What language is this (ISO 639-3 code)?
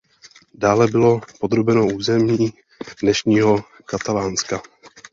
ces